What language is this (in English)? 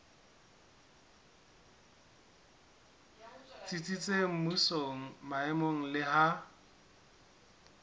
Southern Sotho